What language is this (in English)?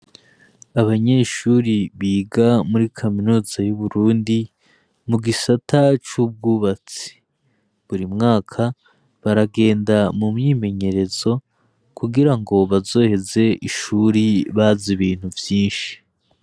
Rundi